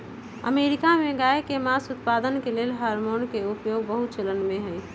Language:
Magahi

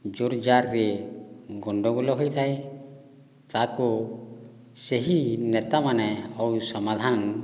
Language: Odia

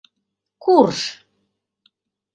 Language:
Mari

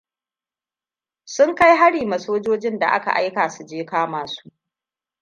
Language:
Hausa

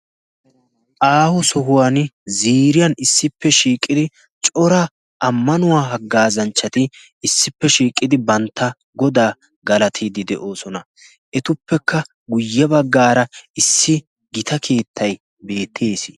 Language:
Wolaytta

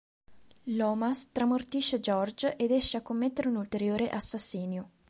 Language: Italian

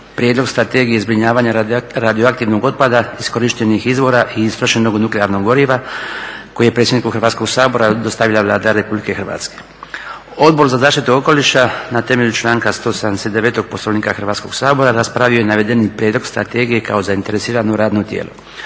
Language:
Croatian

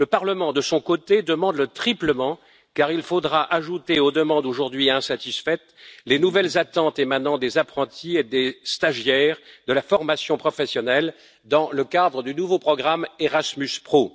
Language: French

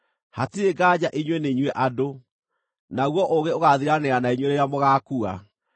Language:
Kikuyu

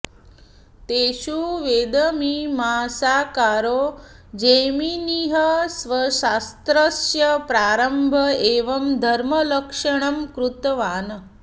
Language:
Sanskrit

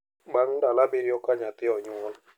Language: Luo (Kenya and Tanzania)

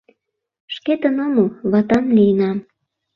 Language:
Mari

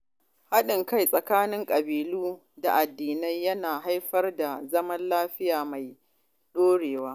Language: Hausa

